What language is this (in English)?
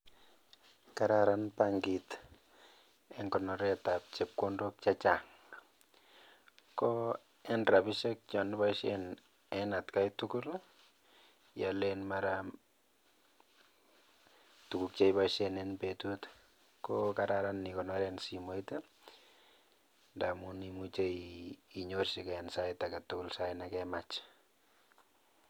Kalenjin